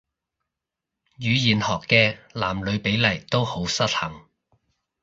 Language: Cantonese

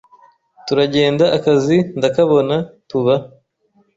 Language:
Kinyarwanda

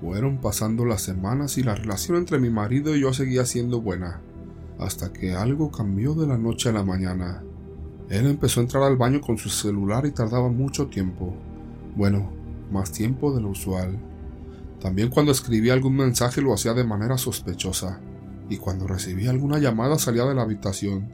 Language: Spanish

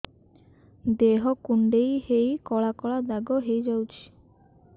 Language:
Odia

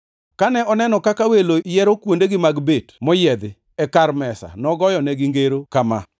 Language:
Luo (Kenya and Tanzania)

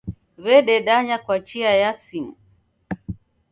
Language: Taita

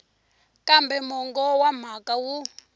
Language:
Tsonga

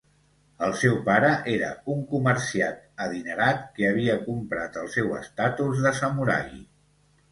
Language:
Catalan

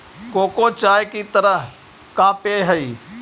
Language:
Magahi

